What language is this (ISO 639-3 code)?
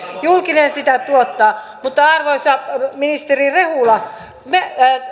fin